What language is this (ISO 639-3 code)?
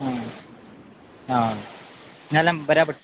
kok